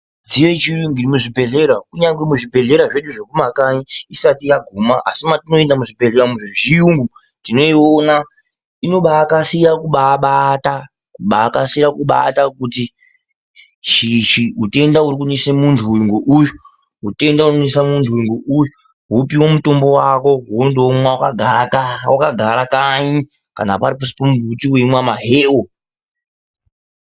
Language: Ndau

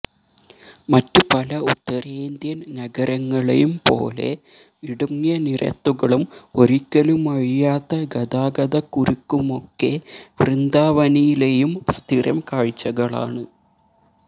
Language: Malayalam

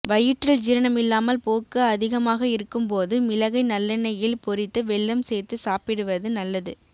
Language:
Tamil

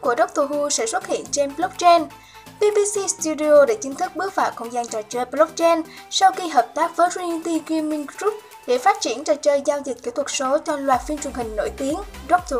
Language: Vietnamese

